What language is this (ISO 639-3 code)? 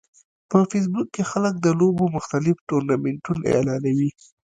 pus